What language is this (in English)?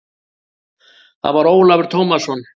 Icelandic